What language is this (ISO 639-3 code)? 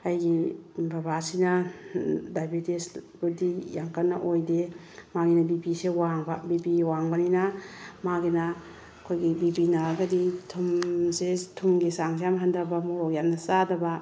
mni